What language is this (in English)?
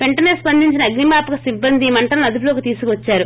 Telugu